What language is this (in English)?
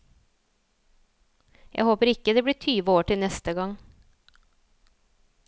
Norwegian